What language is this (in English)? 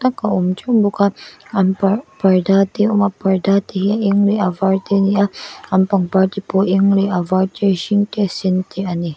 Mizo